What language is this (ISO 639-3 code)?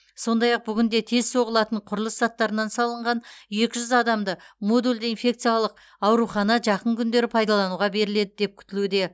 kaz